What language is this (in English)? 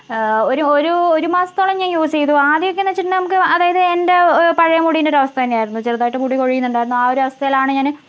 Malayalam